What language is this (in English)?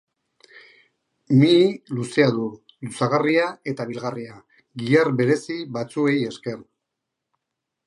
Basque